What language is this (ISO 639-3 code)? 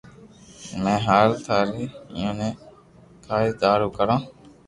lrk